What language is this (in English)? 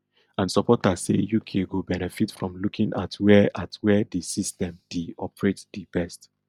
Nigerian Pidgin